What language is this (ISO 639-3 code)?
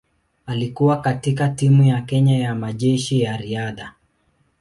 swa